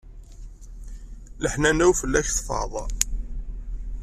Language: Kabyle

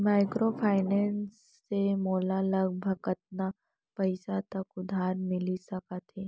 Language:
Chhattisgarhi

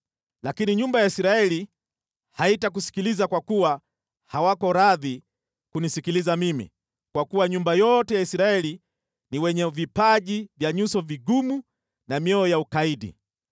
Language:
Swahili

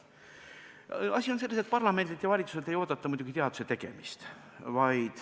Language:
Estonian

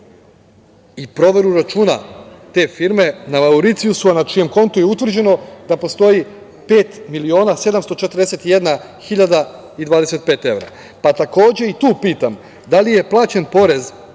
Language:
Serbian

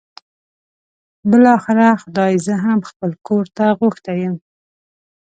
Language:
Pashto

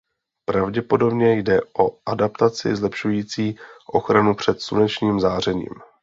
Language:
Czech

